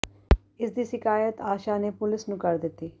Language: Punjabi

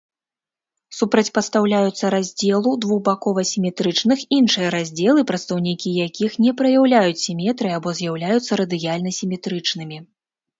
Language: Belarusian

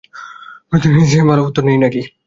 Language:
Bangla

